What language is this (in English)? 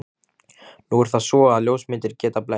Icelandic